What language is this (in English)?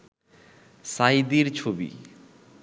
Bangla